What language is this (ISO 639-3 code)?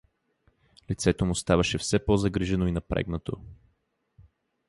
bul